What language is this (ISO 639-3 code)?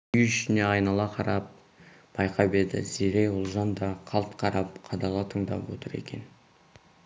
kaz